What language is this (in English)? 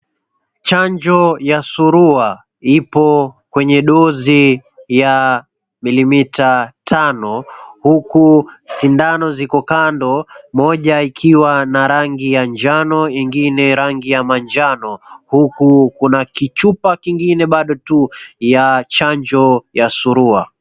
Swahili